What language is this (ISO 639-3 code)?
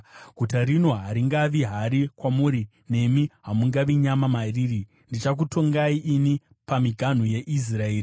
sna